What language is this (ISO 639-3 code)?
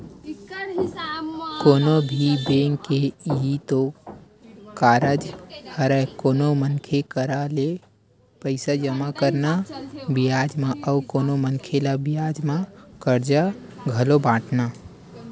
hne